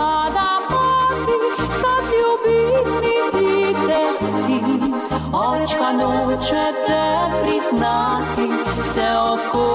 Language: Bulgarian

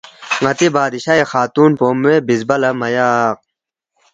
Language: Balti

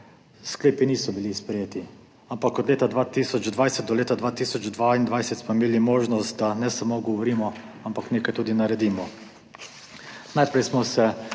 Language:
Slovenian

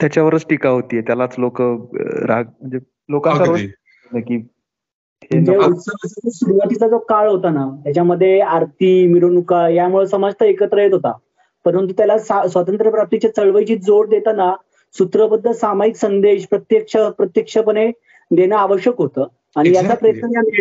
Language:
Marathi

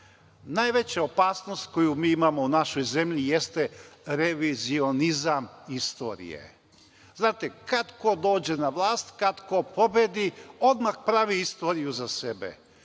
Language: Serbian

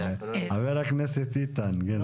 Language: Hebrew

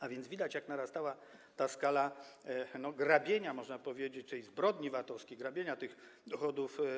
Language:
Polish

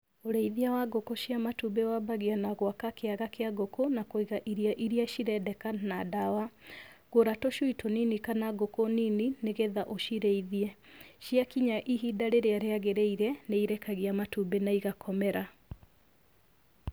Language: Kikuyu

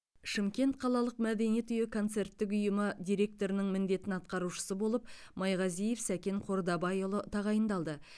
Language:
Kazakh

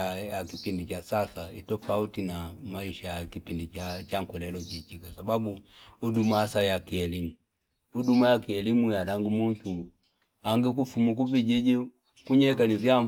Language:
Fipa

